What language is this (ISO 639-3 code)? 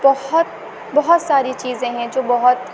urd